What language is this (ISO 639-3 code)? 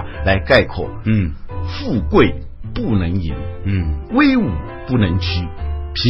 zho